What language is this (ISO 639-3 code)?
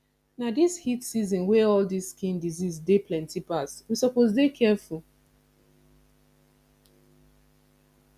pcm